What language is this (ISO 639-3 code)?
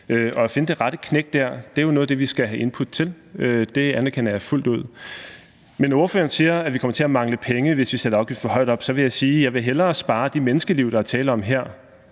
dan